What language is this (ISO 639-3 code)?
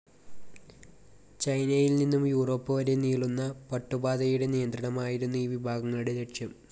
mal